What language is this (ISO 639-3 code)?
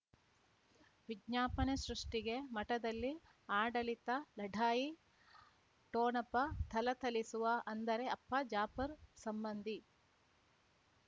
kan